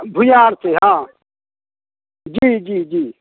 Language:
Maithili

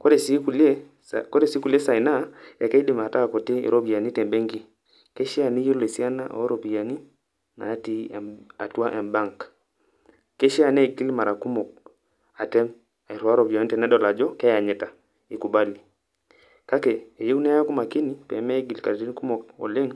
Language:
Masai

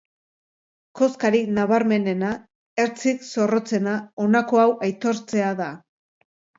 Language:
Basque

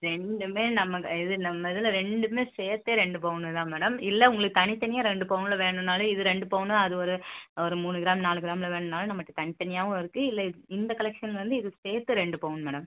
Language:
Tamil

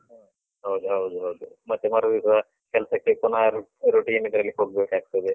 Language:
Kannada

